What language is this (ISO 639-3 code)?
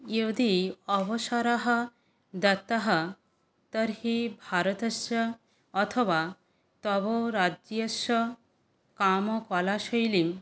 san